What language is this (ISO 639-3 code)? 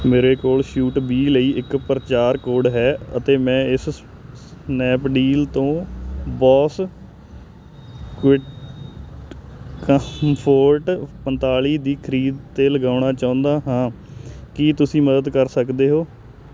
pan